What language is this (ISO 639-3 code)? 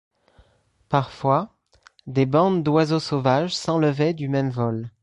fra